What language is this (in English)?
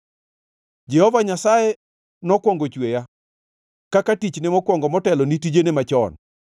Luo (Kenya and Tanzania)